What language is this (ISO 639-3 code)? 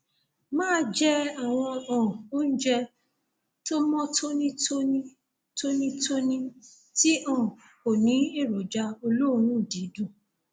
yor